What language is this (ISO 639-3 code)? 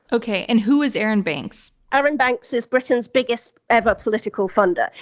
eng